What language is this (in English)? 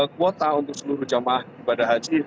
Indonesian